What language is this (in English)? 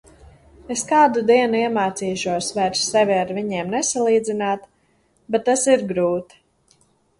Latvian